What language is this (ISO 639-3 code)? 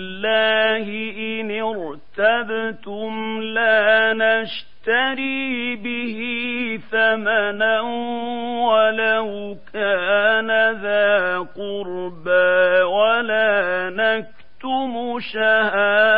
ara